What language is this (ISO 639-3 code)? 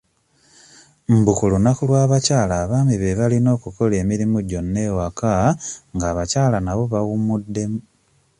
lug